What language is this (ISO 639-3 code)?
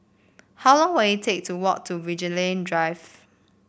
eng